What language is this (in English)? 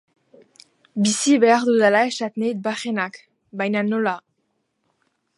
Basque